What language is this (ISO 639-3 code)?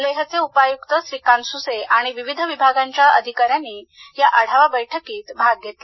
mar